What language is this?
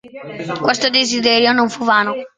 Italian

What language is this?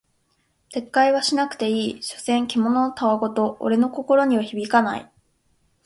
Japanese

